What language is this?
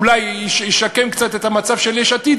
Hebrew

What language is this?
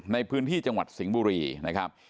Thai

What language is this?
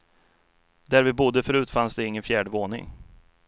Swedish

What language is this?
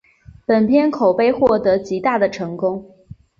Chinese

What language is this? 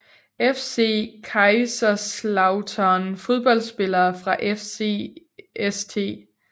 Danish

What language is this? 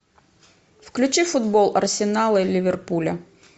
Russian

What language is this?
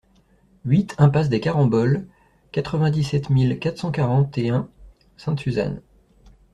French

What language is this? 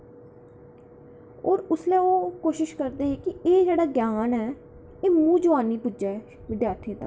Dogri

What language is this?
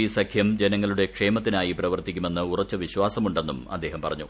Malayalam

